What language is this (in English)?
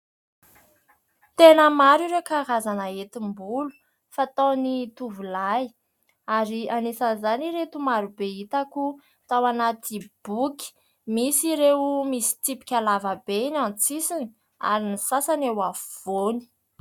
Malagasy